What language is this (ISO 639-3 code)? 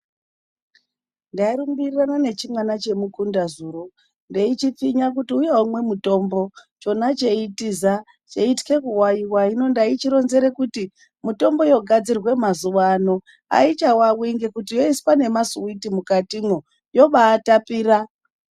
ndc